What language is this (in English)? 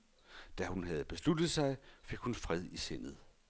Danish